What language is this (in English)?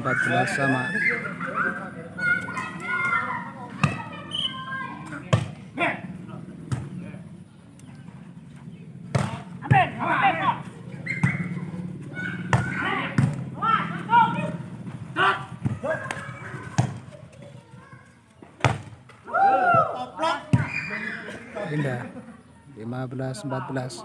Indonesian